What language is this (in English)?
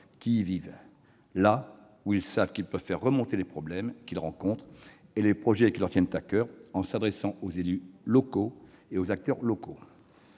French